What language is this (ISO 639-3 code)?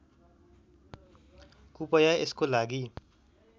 nep